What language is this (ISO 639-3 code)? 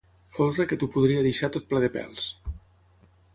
cat